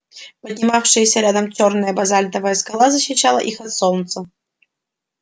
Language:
Russian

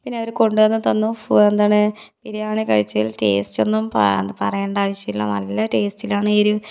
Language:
Malayalam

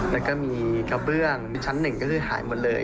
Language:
Thai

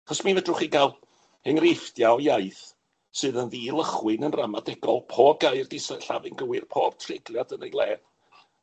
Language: Welsh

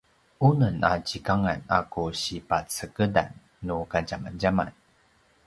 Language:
Paiwan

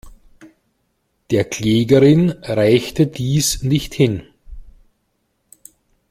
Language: German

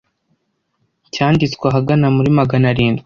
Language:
Kinyarwanda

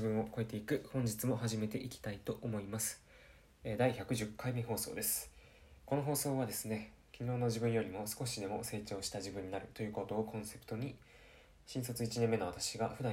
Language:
Japanese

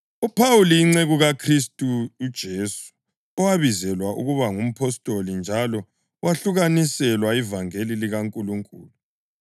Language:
North Ndebele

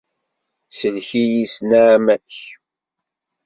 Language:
Kabyle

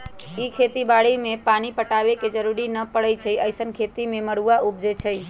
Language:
Magahi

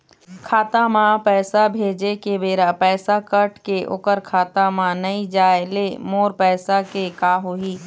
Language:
Chhattisgarhi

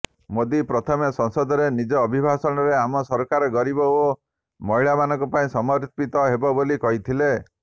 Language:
Odia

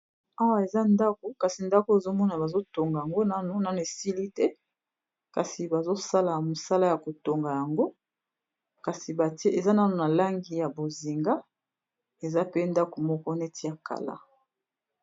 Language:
Lingala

